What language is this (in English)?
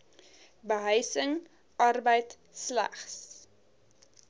Afrikaans